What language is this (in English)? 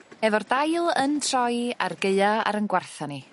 Welsh